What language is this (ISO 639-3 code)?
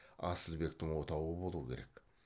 kaz